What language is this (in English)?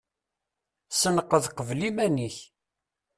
Kabyle